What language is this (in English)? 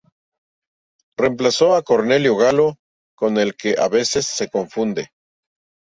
Spanish